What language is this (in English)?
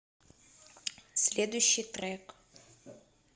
Russian